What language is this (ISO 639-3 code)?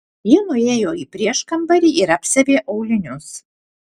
lit